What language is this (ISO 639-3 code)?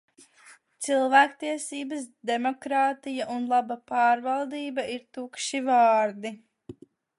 lav